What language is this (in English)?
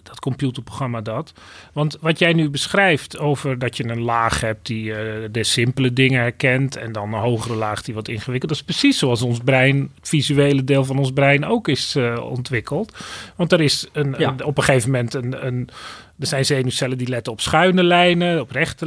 Dutch